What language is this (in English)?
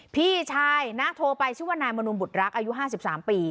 Thai